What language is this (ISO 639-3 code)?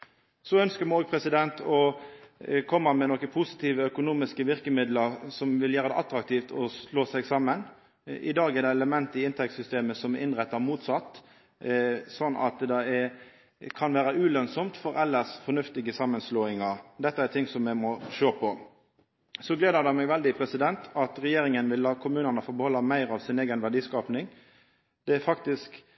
nno